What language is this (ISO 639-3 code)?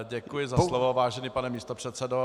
ces